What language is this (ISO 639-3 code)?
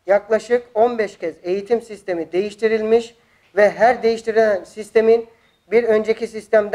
tur